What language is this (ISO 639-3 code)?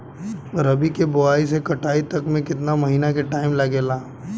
bho